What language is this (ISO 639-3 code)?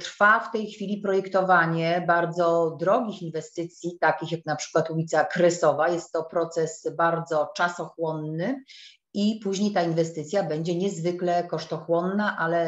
pol